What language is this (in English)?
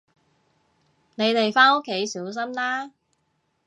Cantonese